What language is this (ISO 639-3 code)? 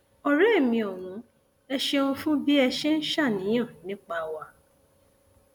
yor